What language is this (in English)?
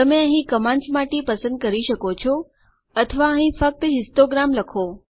Gujarati